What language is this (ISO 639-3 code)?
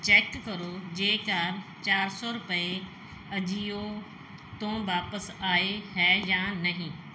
pan